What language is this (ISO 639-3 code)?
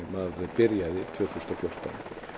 isl